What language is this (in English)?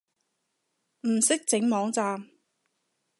Cantonese